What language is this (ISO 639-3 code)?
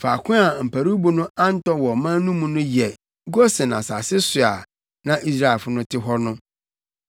aka